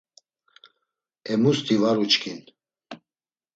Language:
Laz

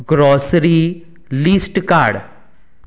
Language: Konkani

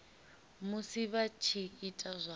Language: Venda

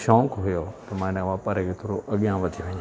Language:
Sindhi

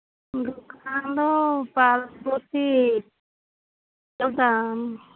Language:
Santali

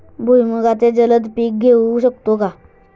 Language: Marathi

